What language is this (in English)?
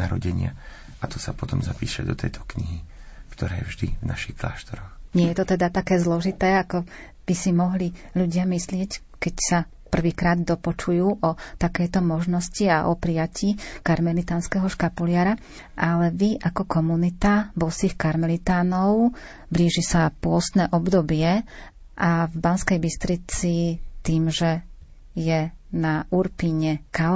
Slovak